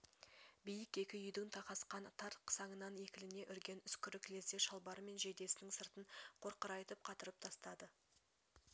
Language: Kazakh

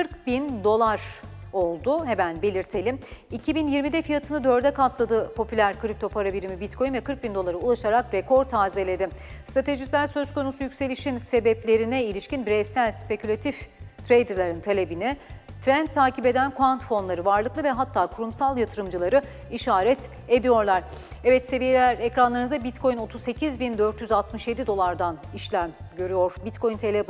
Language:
Turkish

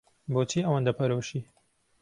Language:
Central Kurdish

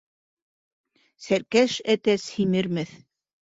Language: Bashkir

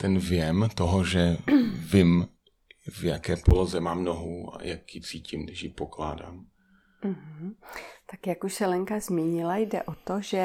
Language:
Czech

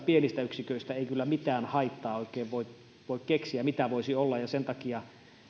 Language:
Finnish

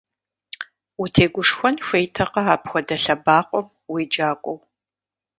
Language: Kabardian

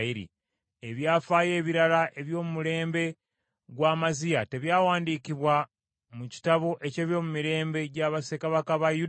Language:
Ganda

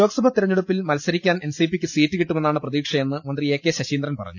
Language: Malayalam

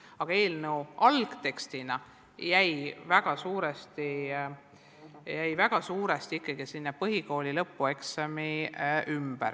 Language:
Estonian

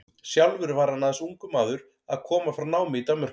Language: Icelandic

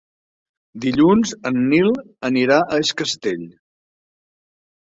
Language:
Catalan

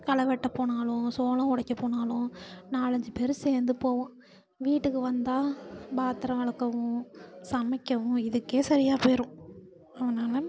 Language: Tamil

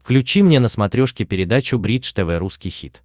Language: Russian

